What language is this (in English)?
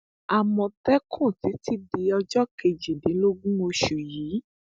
Yoruba